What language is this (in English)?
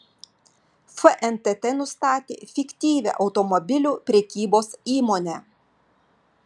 Lithuanian